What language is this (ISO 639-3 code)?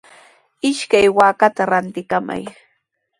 qws